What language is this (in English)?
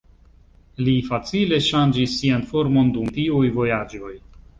Esperanto